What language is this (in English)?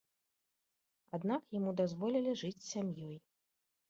Belarusian